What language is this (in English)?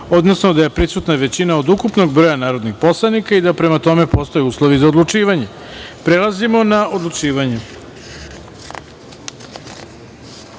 Serbian